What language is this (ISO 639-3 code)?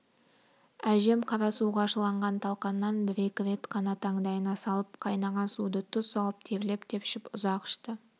kaz